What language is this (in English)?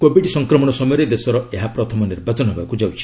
Odia